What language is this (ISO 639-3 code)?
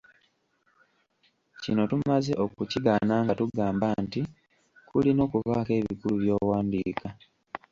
lug